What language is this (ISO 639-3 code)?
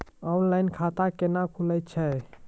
mai